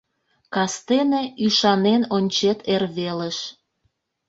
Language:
Mari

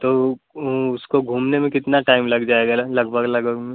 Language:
Hindi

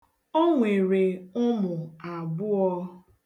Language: Igbo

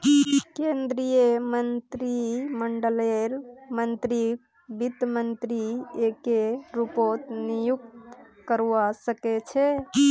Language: Magahi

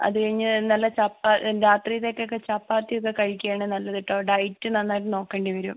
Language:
Malayalam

